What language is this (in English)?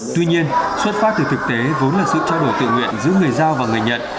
Vietnamese